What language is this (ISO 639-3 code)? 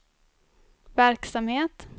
swe